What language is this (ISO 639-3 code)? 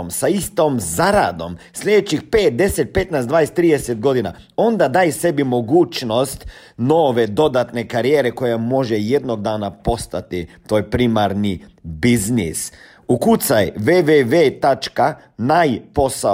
hrv